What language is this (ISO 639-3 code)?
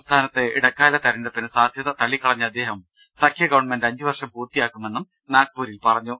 mal